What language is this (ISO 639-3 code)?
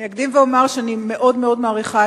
heb